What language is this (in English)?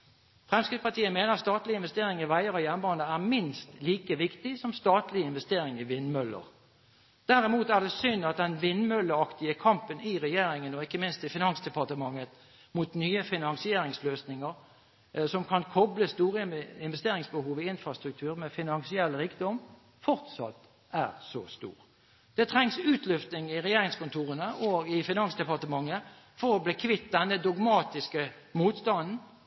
Norwegian Bokmål